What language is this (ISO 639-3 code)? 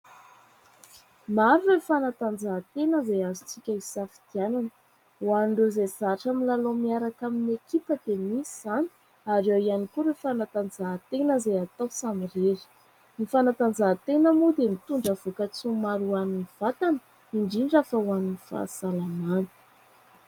mlg